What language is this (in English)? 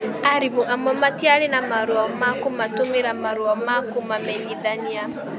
Kikuyu